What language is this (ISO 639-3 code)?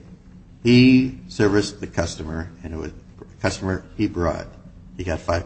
eng